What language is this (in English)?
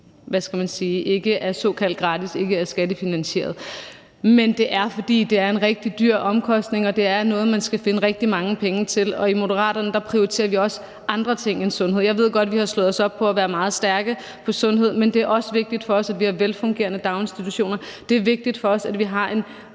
Danish